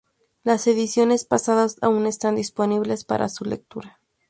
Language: Spanish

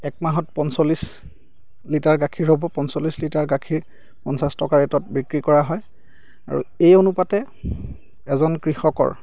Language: Assamese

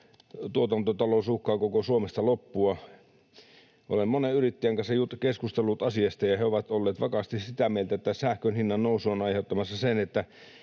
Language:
Finnish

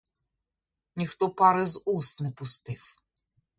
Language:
Ukrainian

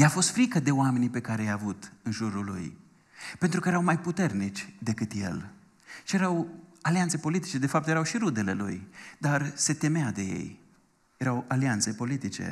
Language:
Romanian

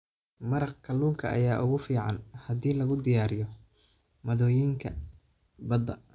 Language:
Somali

